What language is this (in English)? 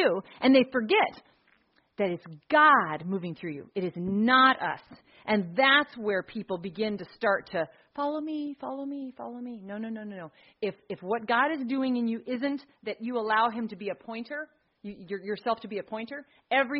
English